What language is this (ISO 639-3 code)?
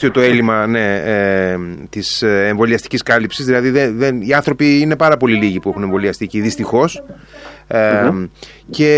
ell